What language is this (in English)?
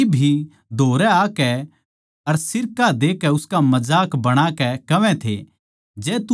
Haryanvi